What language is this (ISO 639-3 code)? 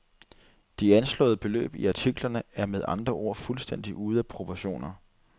dan